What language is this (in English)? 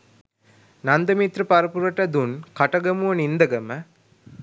Sinhala